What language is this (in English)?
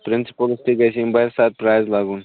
Kashmiri